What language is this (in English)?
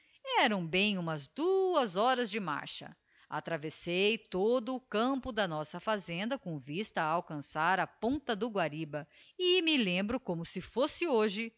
Portuguese